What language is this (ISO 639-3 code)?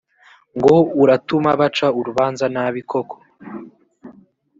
kin